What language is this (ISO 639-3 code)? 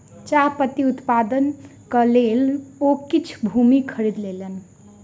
mai